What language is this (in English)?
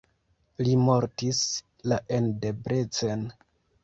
Esperanto